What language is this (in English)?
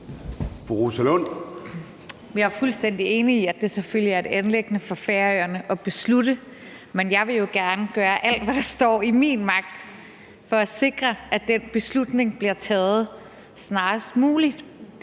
Danish